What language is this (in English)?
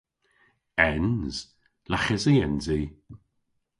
Cornish